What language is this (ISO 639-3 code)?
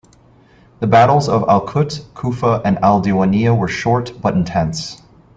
eng